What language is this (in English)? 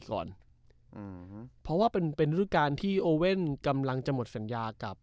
Thai